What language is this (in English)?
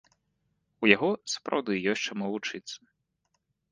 Belarusian